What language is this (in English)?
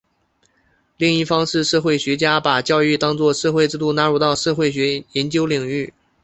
Chinese